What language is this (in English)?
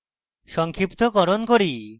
Bangla